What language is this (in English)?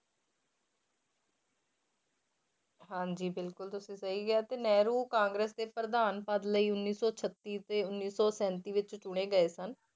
Punjabi